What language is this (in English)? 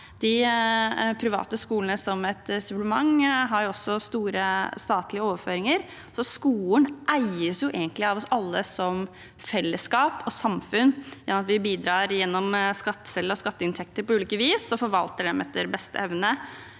Norwegian